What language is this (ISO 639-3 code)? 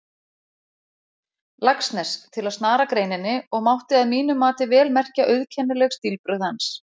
isl